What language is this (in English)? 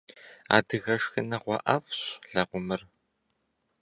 Kabardian